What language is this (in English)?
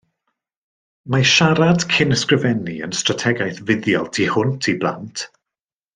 Welsh